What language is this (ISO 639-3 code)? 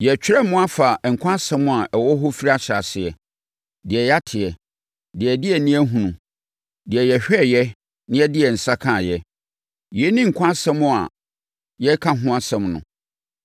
aka